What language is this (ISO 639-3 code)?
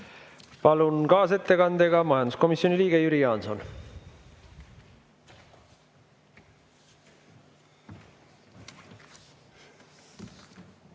est